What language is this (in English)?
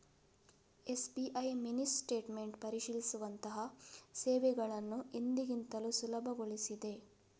Kannada